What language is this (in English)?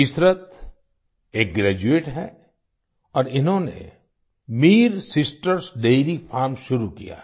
Hindi